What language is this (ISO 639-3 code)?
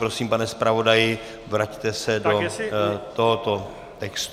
ces